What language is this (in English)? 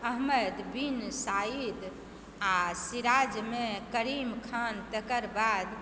Maithili